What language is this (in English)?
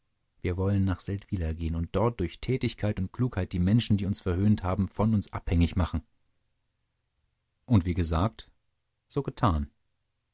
German